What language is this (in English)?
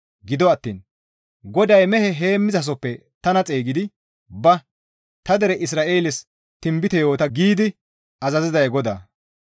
Gamo